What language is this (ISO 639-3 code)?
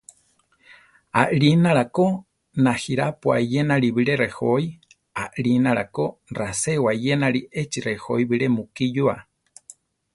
tar